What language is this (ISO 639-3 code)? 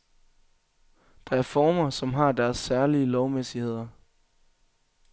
dan